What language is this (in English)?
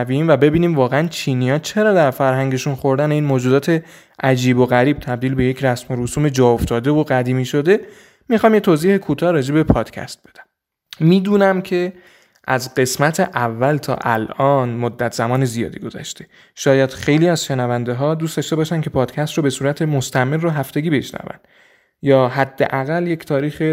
Persian